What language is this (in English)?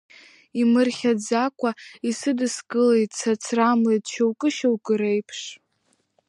Abkhazian